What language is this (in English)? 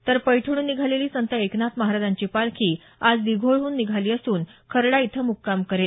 Marathi